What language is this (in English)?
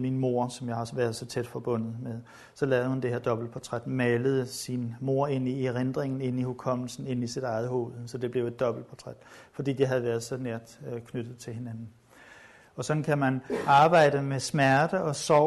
Danish